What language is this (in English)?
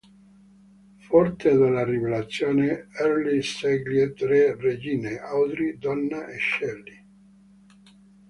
Italian